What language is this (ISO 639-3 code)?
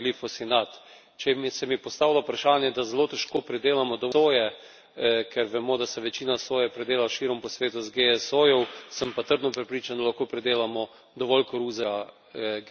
slv